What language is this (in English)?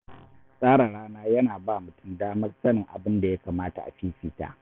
Hausa